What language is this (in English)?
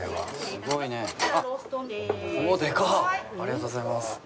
Japanese